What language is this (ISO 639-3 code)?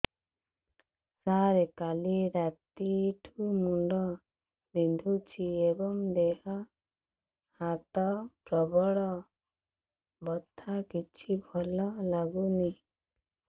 ori